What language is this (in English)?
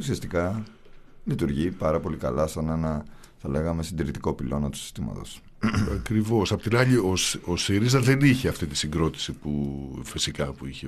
Greek